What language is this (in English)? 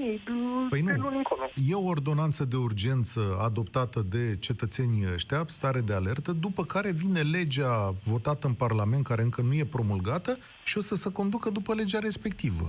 Romanian